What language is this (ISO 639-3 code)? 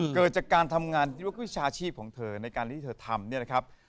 tha